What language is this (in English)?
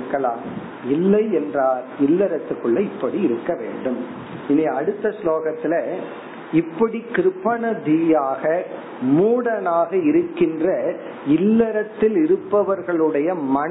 Tamil